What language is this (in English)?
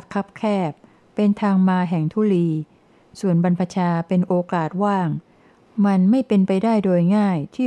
Thai